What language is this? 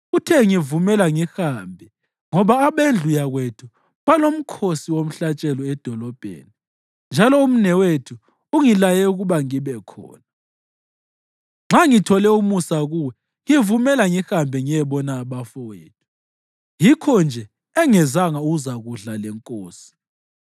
North Ndebele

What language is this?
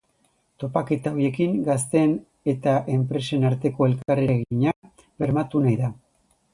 Basque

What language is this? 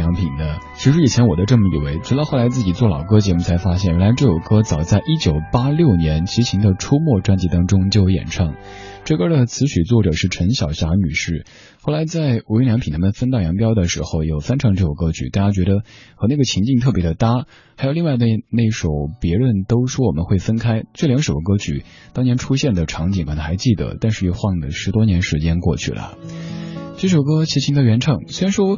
Chinese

